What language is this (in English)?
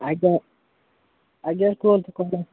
Odia